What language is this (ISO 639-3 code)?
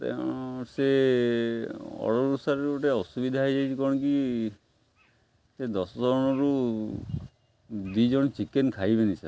ori